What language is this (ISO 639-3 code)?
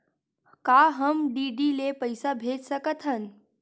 hne